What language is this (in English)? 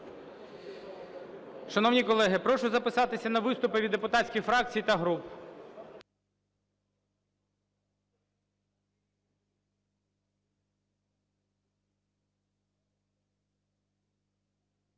Ukrainian